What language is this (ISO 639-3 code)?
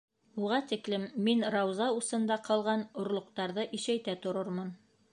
bak